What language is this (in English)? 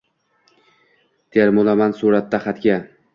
Uzbek